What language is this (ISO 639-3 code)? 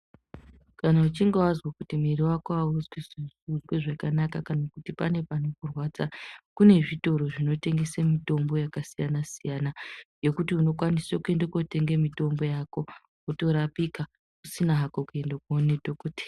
ndc